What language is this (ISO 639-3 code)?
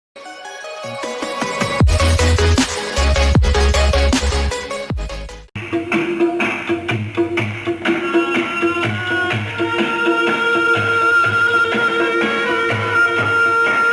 urd